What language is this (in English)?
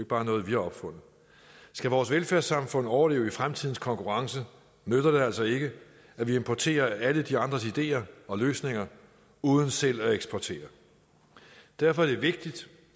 Danish